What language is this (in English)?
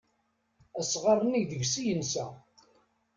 Kabyle